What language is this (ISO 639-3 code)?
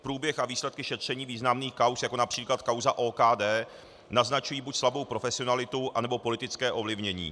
ces